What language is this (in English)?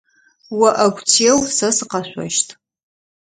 Adyghe